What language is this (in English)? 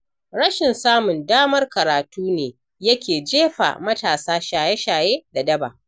Hausa